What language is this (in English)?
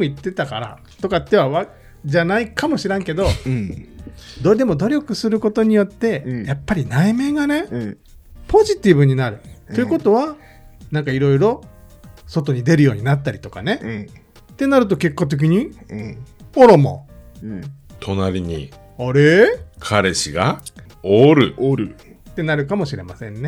Japanese